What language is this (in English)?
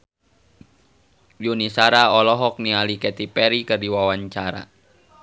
Sundanese